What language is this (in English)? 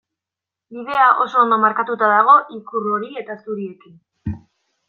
Basque